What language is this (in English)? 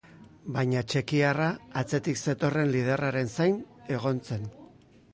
Basque